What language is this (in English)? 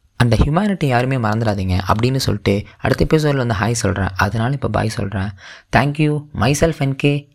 Tamil